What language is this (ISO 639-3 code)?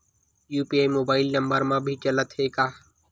hne